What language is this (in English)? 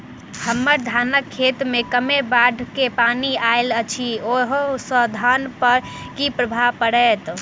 Maithili